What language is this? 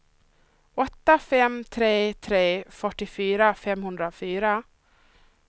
Swedish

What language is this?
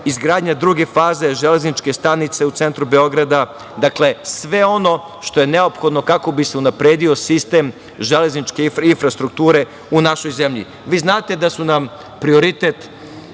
Serbian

